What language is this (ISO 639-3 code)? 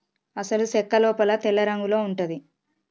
tel